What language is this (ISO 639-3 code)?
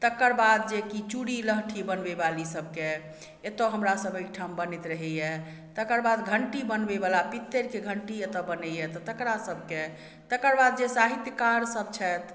mai